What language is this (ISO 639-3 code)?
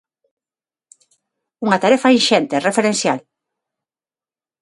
glg